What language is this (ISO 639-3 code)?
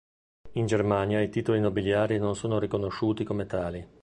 ita